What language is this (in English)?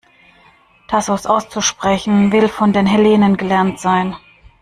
German